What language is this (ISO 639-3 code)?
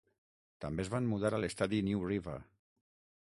cat